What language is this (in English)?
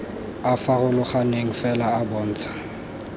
Tswana